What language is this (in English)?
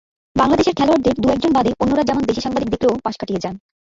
Bangla